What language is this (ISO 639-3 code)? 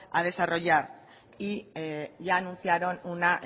spa